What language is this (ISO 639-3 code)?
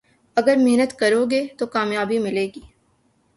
urd